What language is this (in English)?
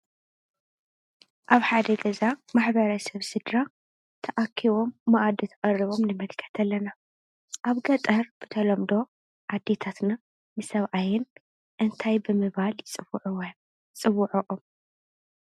Tigrinya